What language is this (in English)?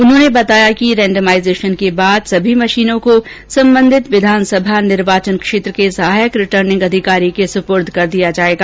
Hindi